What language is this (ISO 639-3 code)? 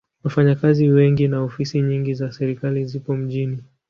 swa